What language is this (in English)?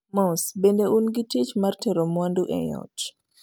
Luo (Kenya and Tanzania)